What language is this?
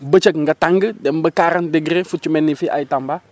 Wolof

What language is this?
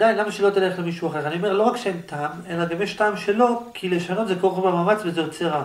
Hebrew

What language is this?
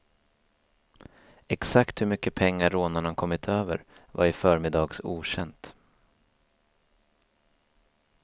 Swedish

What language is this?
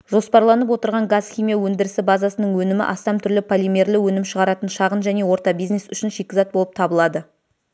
Kazakh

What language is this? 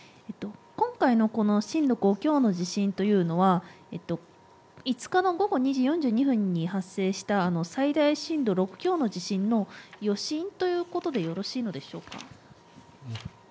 Japanese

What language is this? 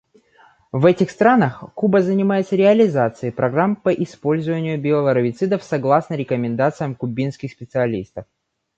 Russian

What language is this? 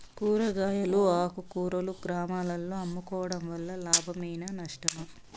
Telugu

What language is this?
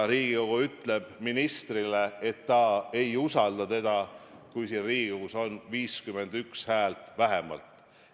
Estonian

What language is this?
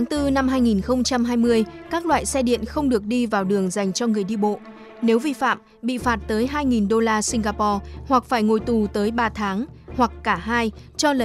Vietnamese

